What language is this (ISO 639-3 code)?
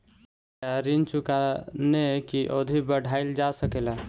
bho